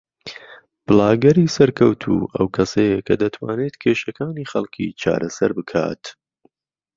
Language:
Central Kurdish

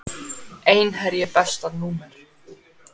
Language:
Icelandic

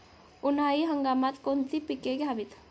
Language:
Marathi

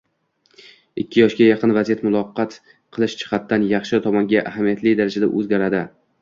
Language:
Uzbek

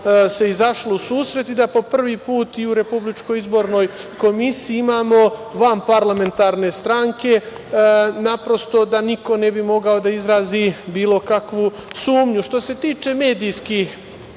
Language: Serbian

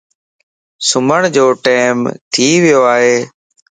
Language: Lasi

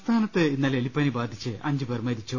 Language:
Malayalam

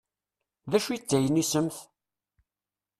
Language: Kabyle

